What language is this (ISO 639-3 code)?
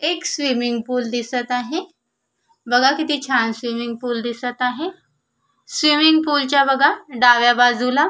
mar